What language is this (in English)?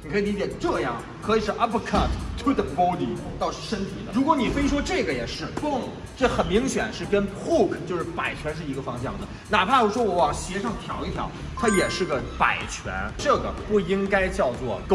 Chinese